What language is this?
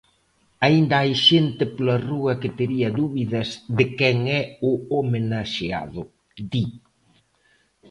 Galician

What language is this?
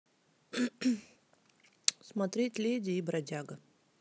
Russian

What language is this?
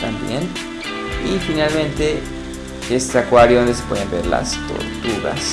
Spanish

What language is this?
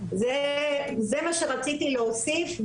Hebrew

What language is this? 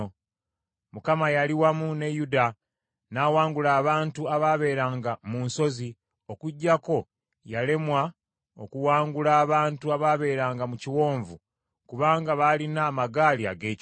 Ganda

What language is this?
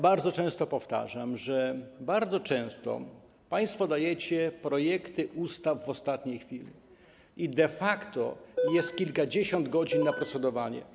Polish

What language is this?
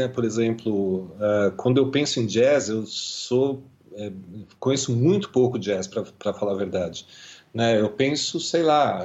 Portuguese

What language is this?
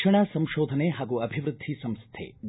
Kannada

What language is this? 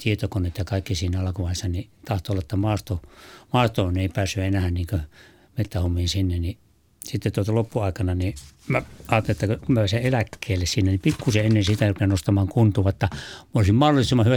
Finnish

